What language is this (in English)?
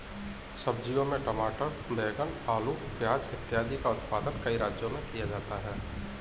Hindi